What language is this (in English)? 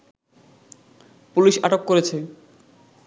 Bangla